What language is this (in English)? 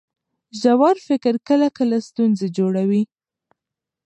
Pashto